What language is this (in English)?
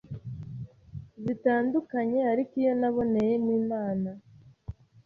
Kinyarwanda